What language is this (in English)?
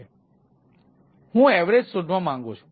Gujarati